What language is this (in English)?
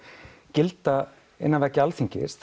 Icelandic